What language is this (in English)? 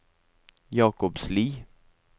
Norwegian